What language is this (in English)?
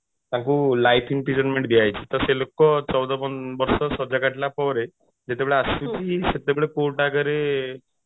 Odia